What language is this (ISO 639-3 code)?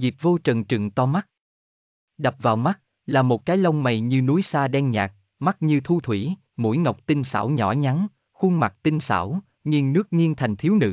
vie